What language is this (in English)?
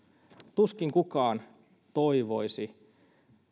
Finnish